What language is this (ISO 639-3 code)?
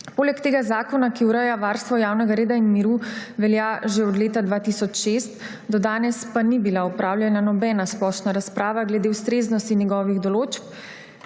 slv